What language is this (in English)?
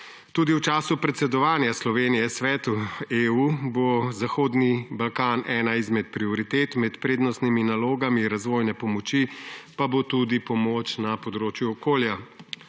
Slovenian